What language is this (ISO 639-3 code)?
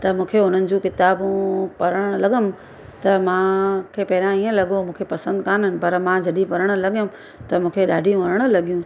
snd